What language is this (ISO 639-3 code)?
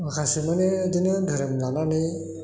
brx